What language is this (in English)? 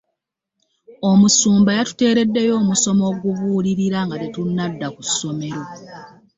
Ganda